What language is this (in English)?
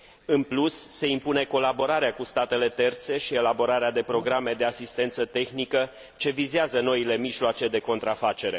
Romanian